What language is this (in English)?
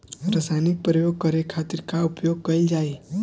Bhojpuri